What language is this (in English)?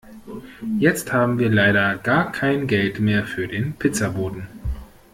German